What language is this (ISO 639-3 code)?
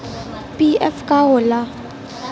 bho